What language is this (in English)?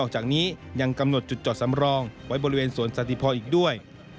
Thai